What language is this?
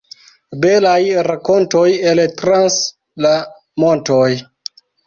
Esperanto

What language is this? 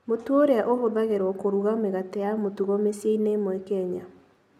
Kikuyu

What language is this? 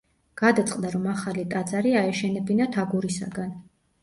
Georgian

